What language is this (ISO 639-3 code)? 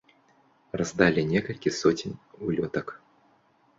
bel